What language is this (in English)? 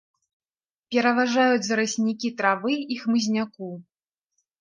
Belarusian